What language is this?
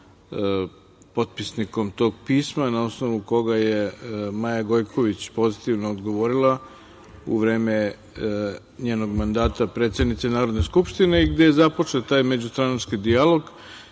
Serbian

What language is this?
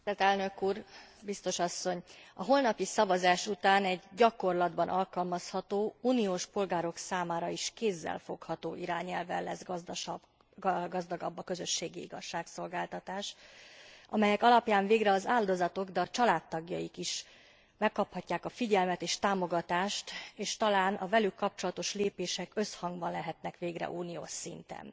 Hungarian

